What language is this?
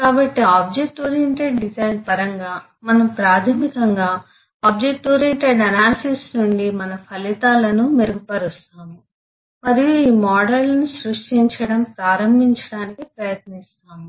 Telugu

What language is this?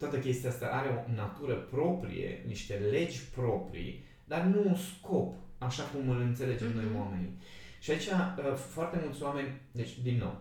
Romanian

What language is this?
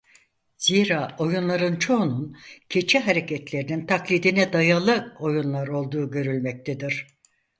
Turkish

